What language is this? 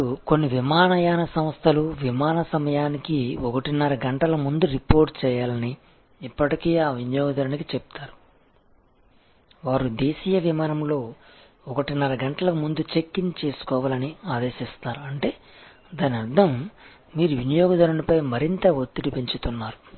Telugu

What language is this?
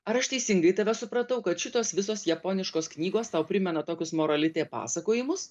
Lithuanian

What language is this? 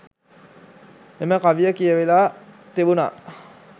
Sinhala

